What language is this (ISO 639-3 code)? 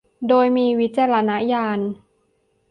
tha